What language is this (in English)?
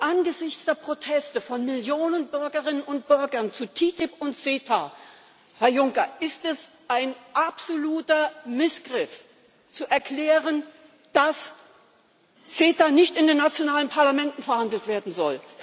German